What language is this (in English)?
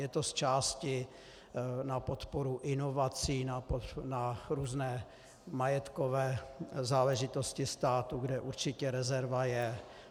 Czech